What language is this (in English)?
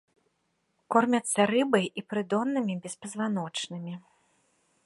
Belarusian